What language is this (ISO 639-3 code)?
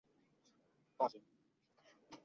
zho